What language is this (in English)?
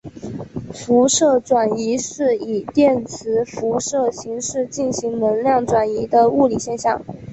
Chinese